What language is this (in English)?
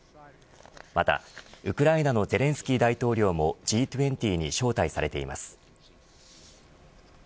Japanese